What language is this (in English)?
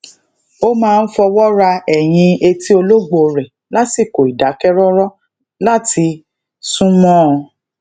Yoruba